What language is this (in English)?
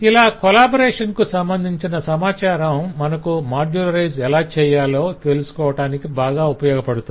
Telugu